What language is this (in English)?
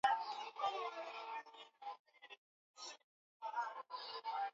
Swahili